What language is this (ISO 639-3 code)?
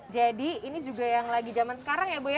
ind